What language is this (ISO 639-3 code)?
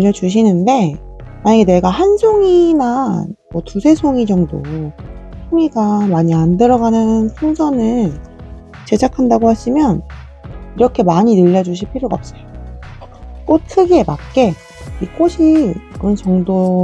kor